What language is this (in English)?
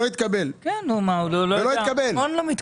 Hebrew